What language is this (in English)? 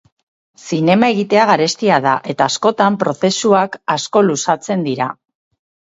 Basque